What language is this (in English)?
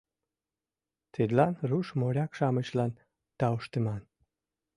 Mari